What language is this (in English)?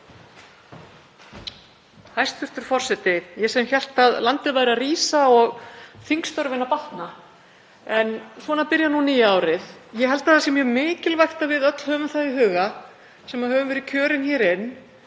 Icelandic